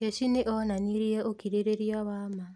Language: Kikuyu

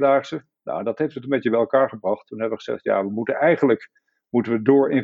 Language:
Dutch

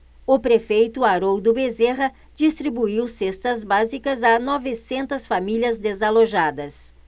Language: Portuguese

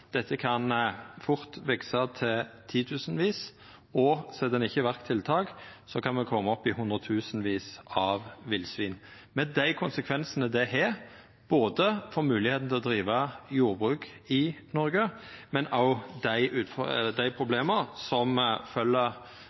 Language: Norwegian Nynorsk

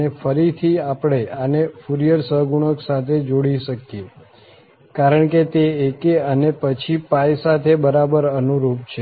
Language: Gujarati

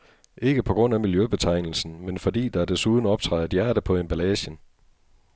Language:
Danish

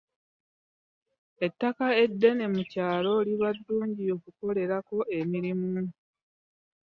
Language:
Ganda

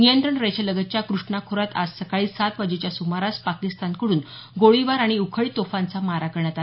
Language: Marathi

